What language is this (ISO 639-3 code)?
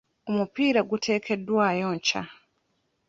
lug